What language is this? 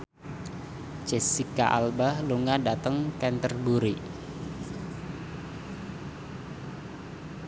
Javanese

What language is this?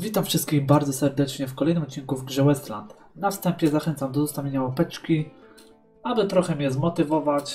Polish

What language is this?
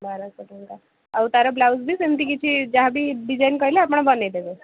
Odia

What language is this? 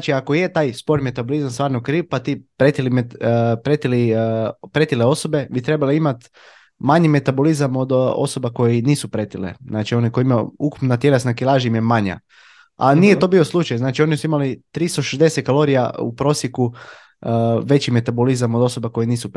Croatian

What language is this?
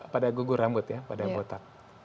Indonesian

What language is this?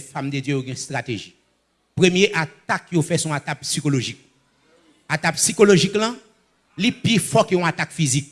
French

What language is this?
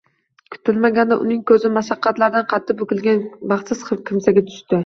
Uzbek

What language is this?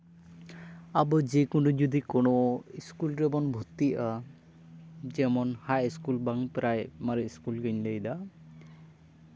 Santali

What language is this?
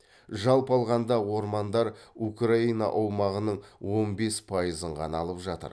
Kazakh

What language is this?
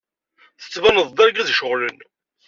Kabyle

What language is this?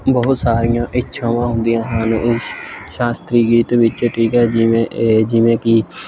Punjabi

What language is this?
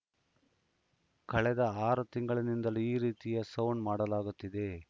Kannada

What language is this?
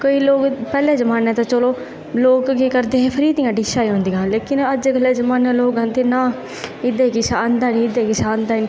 Dogri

